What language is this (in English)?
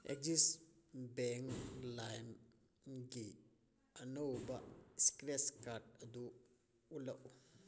Manipuri